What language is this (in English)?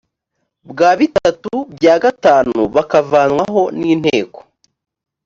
Kinyarwanda